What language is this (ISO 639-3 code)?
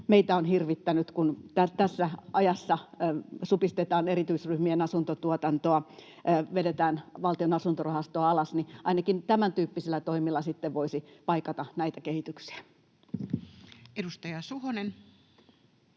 fin